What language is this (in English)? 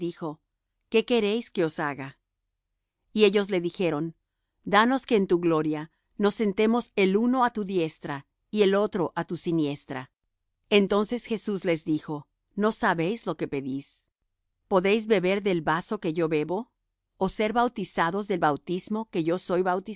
Spanish